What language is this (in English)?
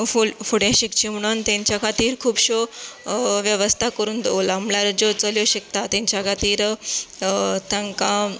Konkani